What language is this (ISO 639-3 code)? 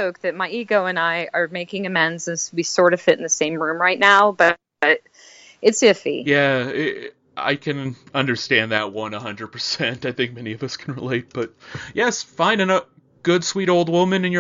eng